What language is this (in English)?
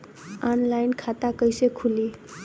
Bhojpuri